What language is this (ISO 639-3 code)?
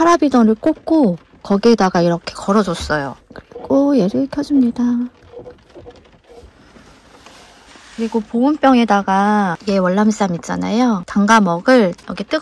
kor